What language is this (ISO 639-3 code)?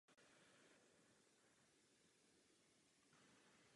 ces